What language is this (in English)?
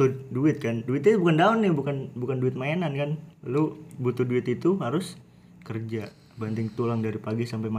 Indonesian